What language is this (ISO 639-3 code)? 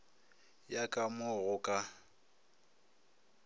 nso